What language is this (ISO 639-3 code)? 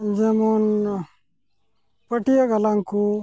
sat